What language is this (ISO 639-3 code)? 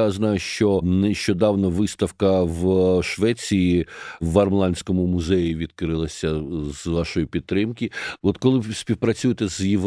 ukr